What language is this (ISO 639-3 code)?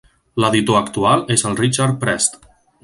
cat